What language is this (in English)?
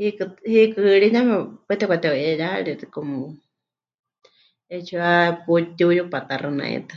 Huichol